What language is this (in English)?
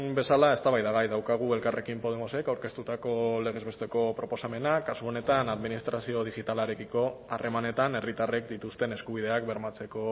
Basque